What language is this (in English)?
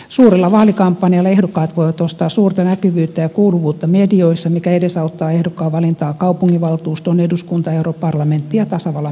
Finnish